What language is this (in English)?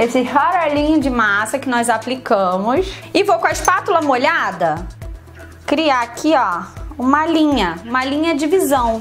Portuguese